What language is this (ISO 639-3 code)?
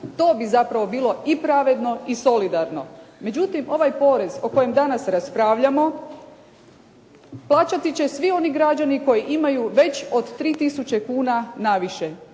hrv